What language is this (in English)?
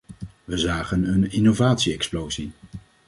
Dutch